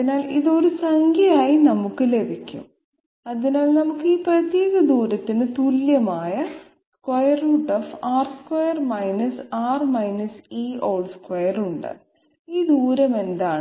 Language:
Malayalam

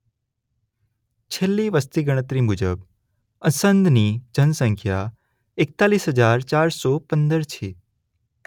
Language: Gujarati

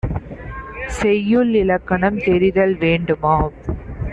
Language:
Tamil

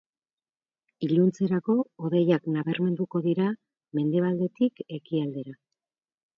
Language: Basque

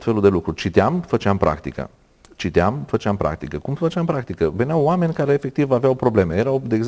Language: Romanian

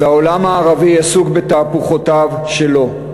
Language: Hebrew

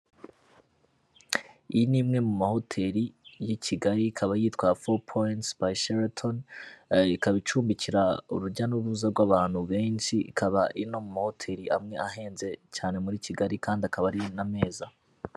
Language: Kinyarwanda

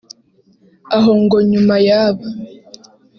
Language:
Kinyarwanda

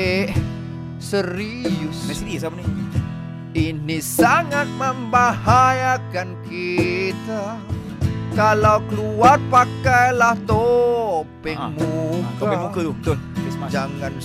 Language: Malay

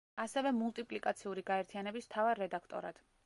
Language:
Georgian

